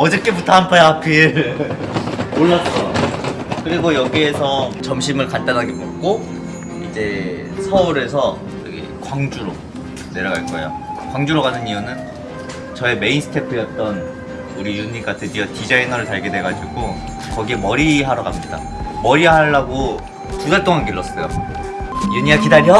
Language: Korean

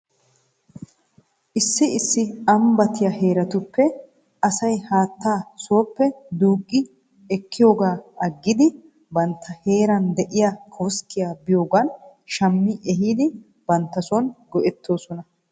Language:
Wolaytta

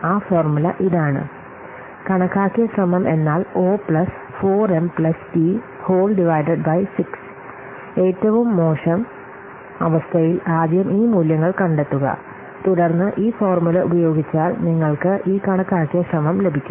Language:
Malayalam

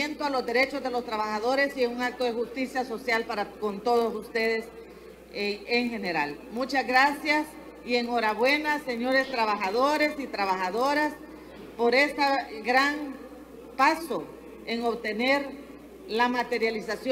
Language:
Spanish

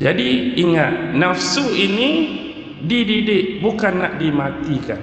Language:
Malay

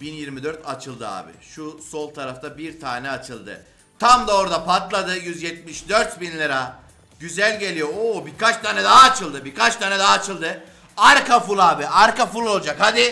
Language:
Turkish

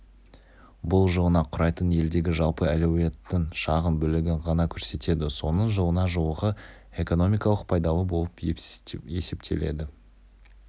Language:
Kazakh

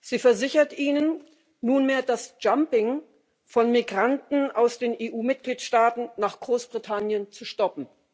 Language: German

